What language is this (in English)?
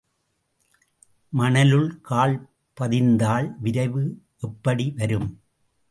Tamil